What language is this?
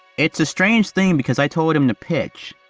English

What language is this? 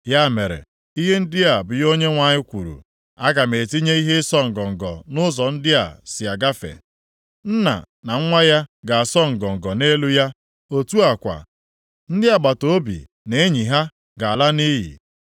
Igbo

